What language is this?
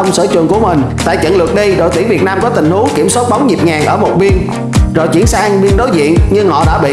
Vietnamese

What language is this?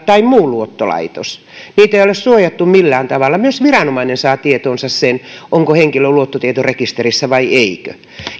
Finnish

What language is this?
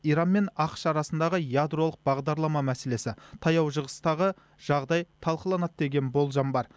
Kazakh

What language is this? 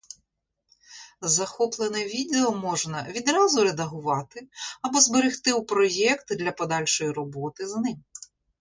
Ukrainian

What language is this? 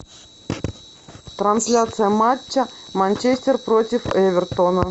Russian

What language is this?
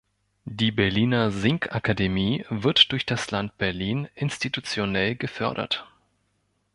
German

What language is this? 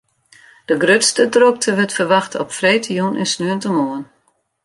Western Frisian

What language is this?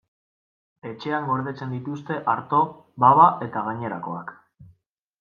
Basque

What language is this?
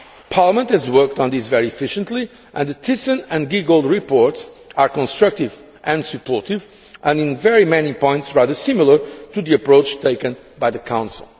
English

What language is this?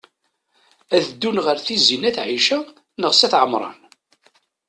Kabyle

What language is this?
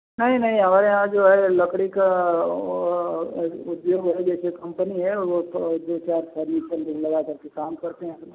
Hindi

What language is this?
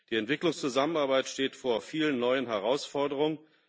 German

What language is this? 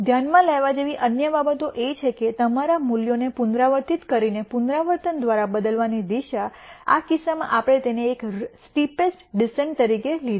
Gujarati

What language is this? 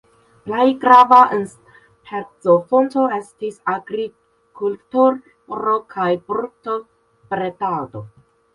Esperanto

